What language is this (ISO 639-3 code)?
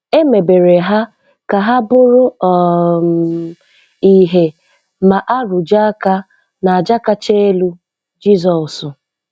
ibo